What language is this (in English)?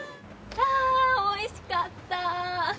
Japanese